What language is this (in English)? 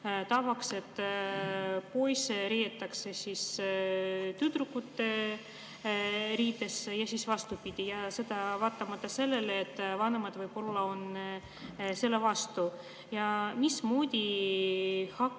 Estonian